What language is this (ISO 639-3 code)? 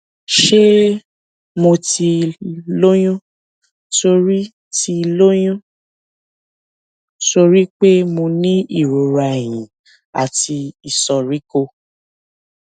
yor